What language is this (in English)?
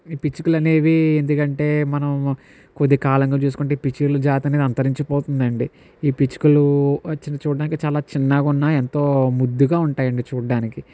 Telugu